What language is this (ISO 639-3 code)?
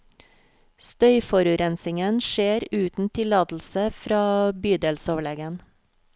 nor